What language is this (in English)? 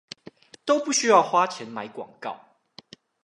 Chinese